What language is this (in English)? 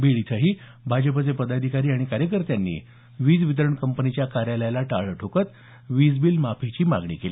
Marathi